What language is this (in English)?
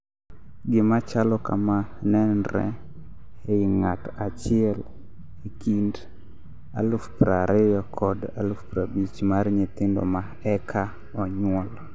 Luo (Kenya and Tanzania)